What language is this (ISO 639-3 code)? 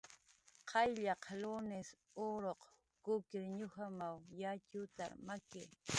jqr